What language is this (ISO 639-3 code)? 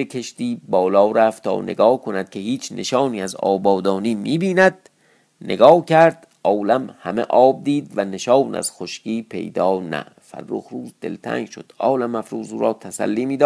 fas